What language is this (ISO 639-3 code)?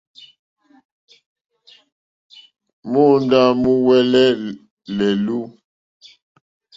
bri